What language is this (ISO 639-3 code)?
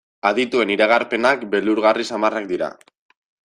eus